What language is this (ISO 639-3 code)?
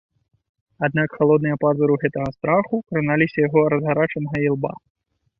bel